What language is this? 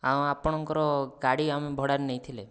Odia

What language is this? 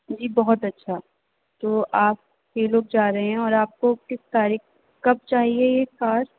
Urdu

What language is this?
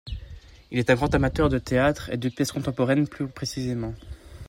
French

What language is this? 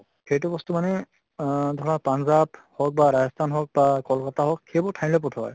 Assamese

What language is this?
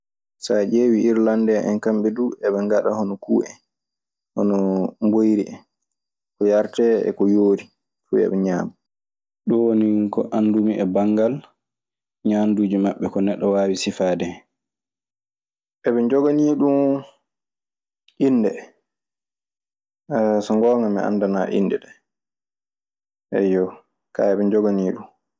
Maasina Fulfulde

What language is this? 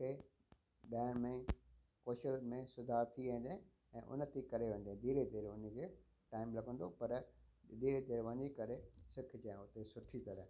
Sindhi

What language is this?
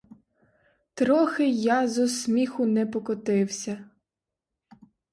Ukrainian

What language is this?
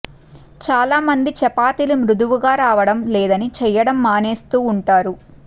Telugu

